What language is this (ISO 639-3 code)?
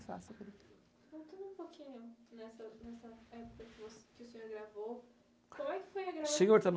por